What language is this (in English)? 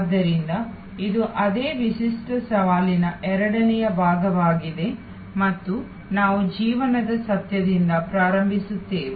Kannada